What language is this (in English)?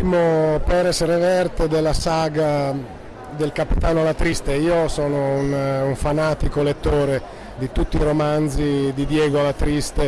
Italian